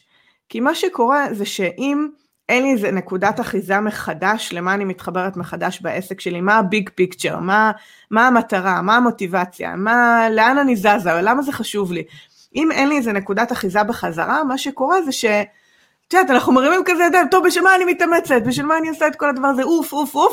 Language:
Hebrew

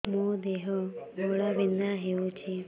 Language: Odia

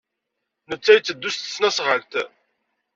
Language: Kabyle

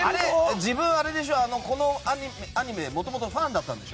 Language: Japanese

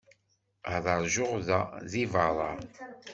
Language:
Kabyle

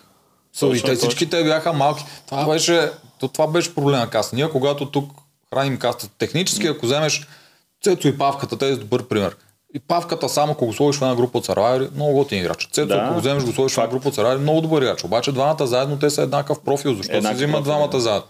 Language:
Bulgarian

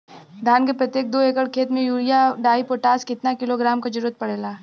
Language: Bhojpuri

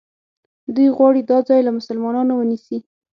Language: Pashto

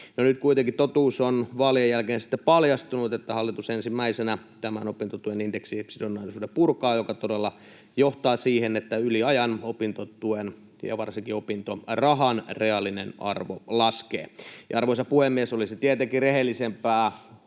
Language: Finnish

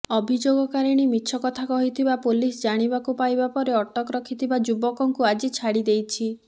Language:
Odia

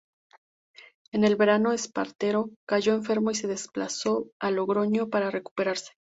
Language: Spanish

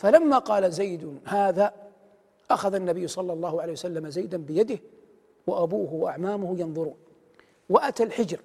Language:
Arabic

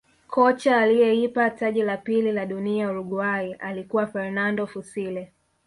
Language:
Swahili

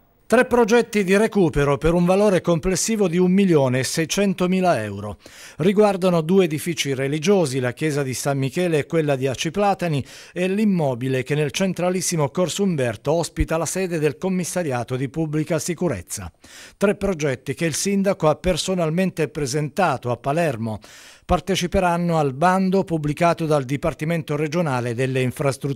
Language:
Italian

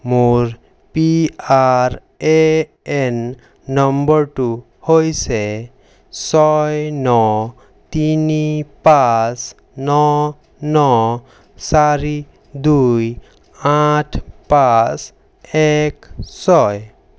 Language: Assamese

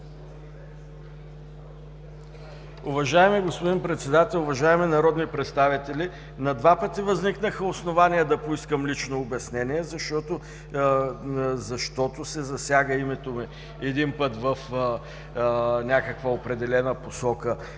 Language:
Bulgarian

